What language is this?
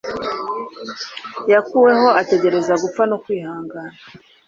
Kinyarwanda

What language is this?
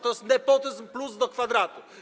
Polish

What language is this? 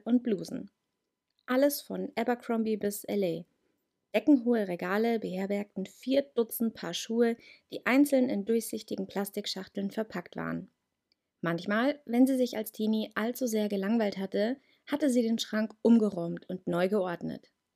German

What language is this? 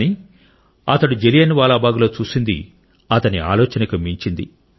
Telugu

